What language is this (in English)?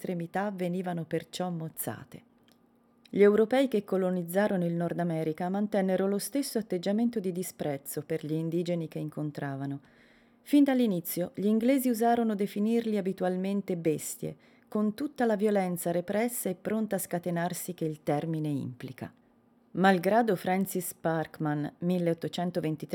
Italian